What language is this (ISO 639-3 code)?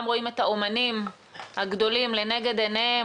heb